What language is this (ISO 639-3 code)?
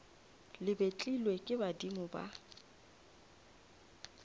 nso